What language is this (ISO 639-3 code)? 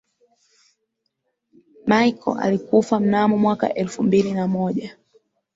swa